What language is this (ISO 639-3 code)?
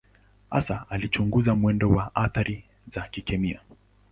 swa